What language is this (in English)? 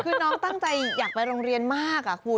Thai